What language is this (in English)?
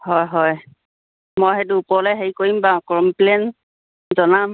Assamese